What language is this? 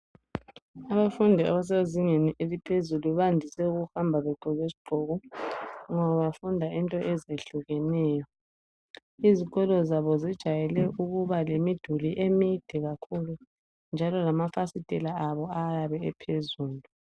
North Ndebele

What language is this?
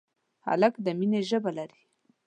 Pashto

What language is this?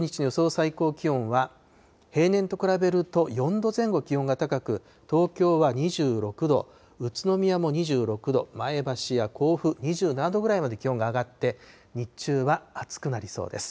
Japanese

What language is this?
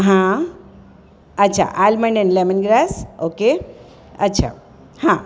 Gujarati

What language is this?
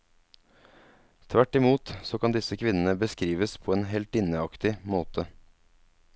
Norwegian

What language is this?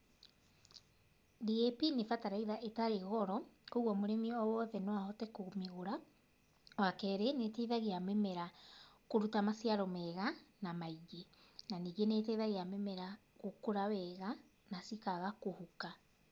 Kikuyu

